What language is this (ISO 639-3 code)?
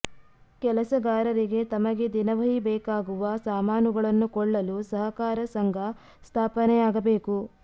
kan